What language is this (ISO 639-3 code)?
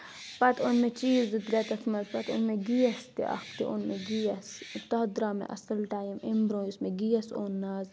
kas